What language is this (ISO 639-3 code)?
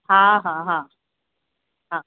snd